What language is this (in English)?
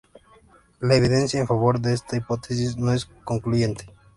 Spanish